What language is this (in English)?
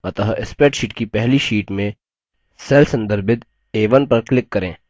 Hindi